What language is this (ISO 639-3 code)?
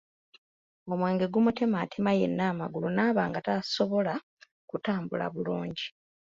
lug